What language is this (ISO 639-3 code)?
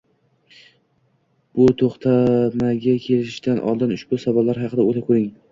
uzb